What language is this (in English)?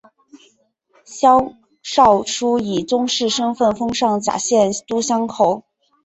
Chinese